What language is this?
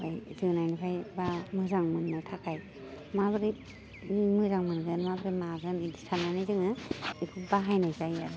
Bodo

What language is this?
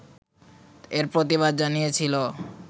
Bangla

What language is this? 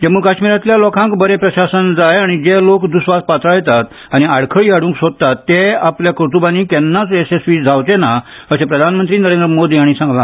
Konkani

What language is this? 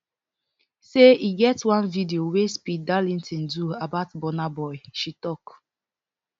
Nigerian Pidgin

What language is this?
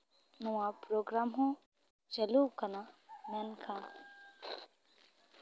Santali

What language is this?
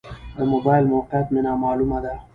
Pashto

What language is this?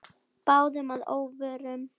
Icelandic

